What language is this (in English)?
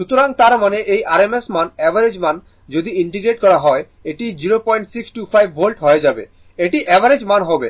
Bangla